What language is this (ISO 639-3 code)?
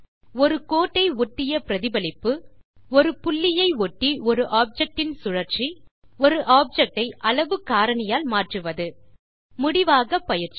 tam